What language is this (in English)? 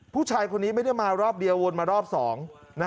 Thai